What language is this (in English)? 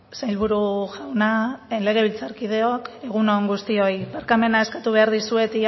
Basque